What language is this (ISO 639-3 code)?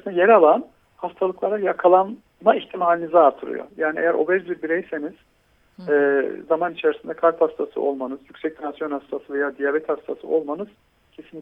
tur